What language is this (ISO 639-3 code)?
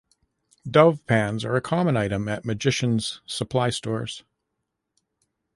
eng